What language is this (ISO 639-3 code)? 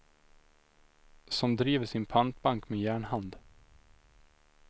swe